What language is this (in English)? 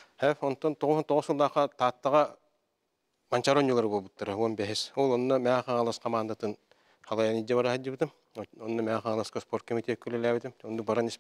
Turkish